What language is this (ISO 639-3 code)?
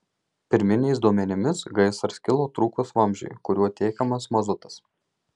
lit